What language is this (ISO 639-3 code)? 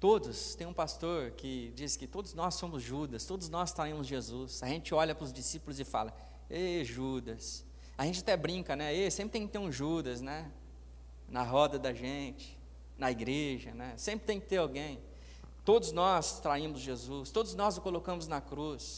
por